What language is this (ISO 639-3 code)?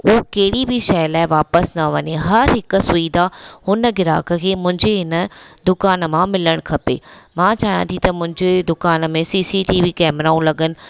snd